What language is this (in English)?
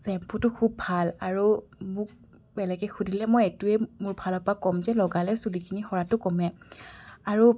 Assamese